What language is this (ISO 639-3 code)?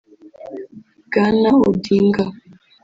kin